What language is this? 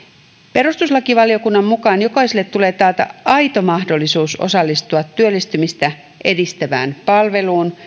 Finnish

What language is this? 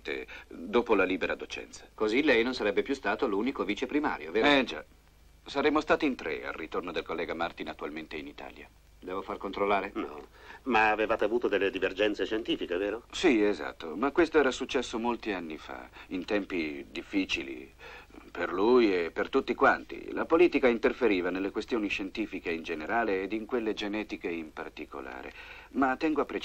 Italian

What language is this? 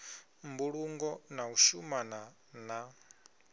Venda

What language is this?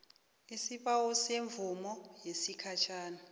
South Ndebele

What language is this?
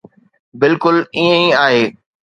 Sindhi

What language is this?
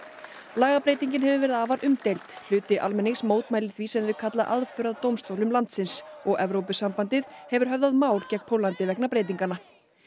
Icelandic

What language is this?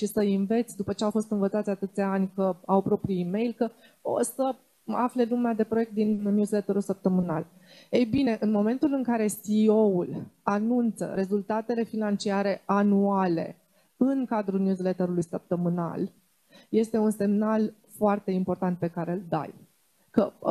Romanian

